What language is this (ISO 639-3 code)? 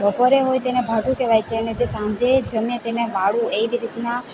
guj